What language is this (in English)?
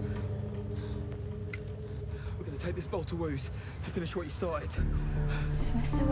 Portuguese